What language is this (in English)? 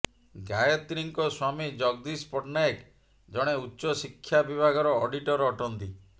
Odia